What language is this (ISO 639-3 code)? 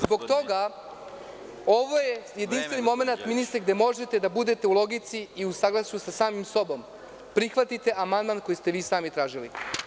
srp